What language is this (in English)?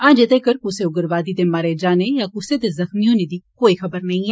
Dogri